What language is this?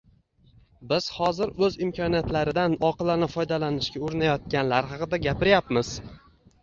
Uzbek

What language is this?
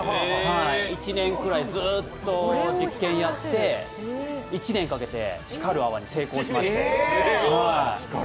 Japanese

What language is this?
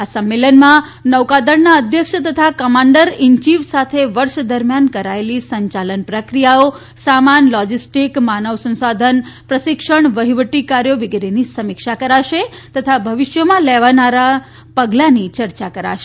Gujarati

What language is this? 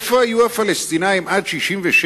Hebrew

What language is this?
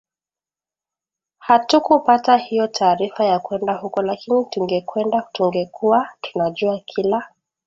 Swahili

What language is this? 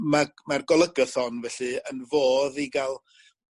Welsh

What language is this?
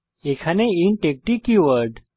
Bangla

